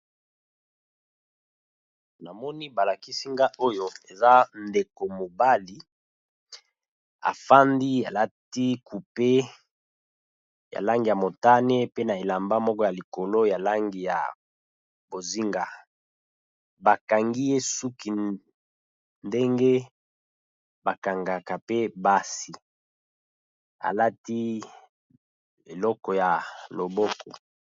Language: Lingala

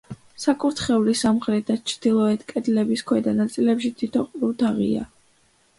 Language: Georgian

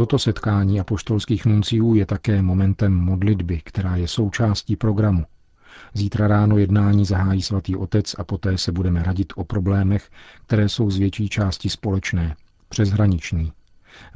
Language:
Czech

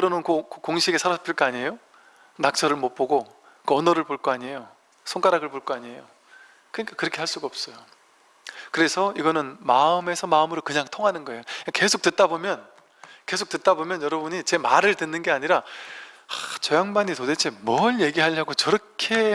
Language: Korean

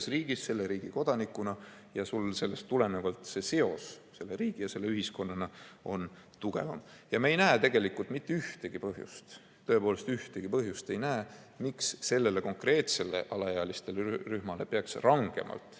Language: Estonian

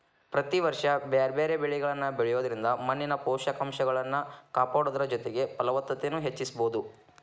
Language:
Kannada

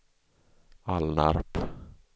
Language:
Swedish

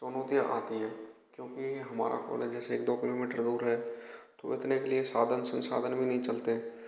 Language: Hindi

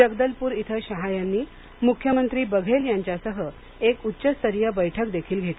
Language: Marathi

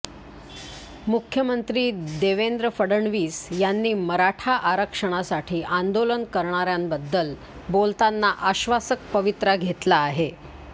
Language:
Marathi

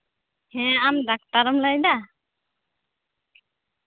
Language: Santali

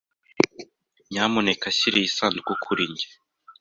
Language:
Kinyarwanda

